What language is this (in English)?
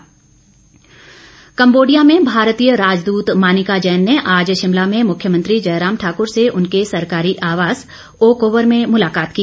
Hindi